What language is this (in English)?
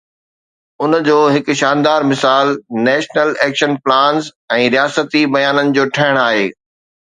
Sindhi